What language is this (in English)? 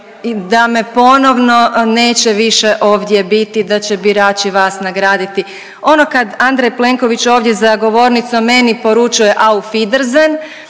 Croatian